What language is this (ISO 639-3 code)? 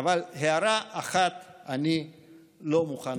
heb